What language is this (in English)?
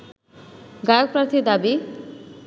Bangla